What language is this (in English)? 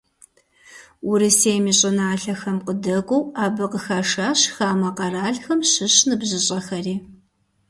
Kabardian